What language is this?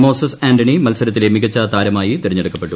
Malayalam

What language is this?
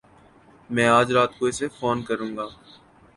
Urdu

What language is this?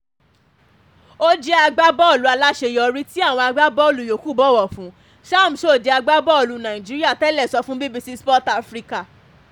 Yoruba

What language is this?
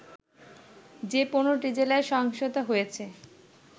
Bangla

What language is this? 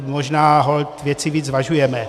Czech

